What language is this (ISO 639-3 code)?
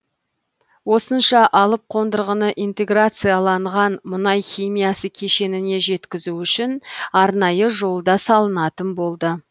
kaz